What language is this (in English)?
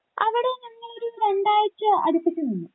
Malayalam